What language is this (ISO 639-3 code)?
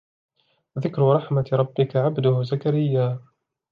ara